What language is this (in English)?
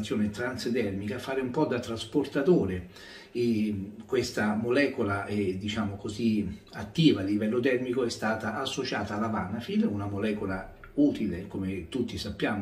Italian